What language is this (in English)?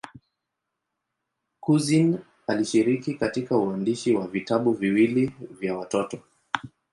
Swahili